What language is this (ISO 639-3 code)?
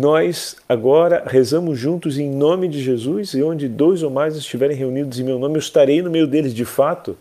por